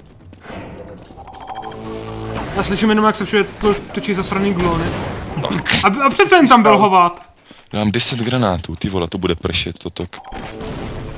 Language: Czech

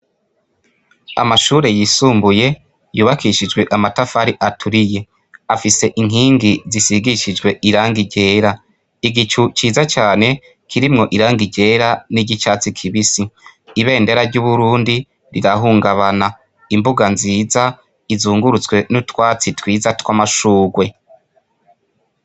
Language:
Rundi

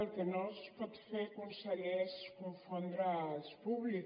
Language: Catalan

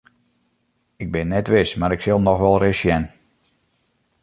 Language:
Western Frisian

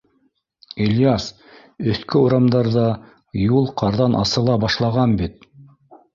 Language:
Bashkir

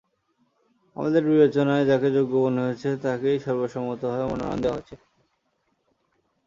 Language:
Bangla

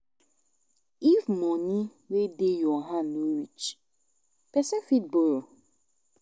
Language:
Nigerian Pidgin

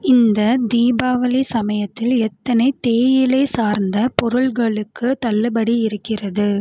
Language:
Tamil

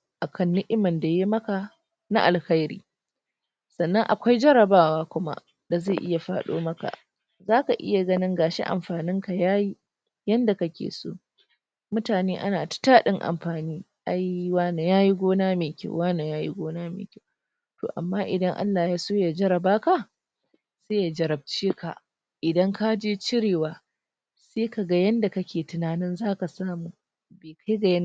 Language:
Hausa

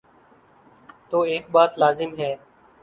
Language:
Urdu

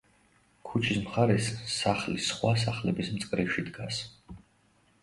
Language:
Georgian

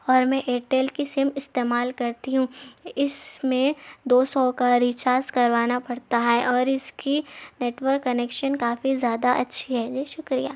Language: Urdu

